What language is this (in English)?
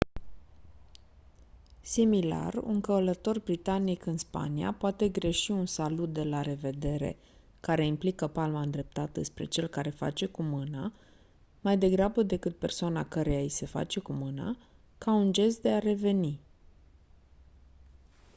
Romanian